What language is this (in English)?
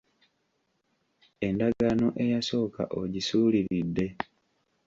Ganda